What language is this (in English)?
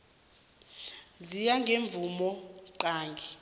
South Ndebele